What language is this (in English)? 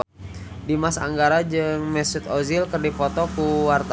Sundanese